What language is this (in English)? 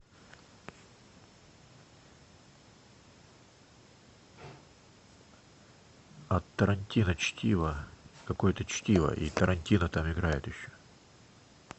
Russian